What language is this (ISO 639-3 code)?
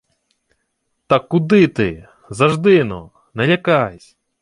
ukr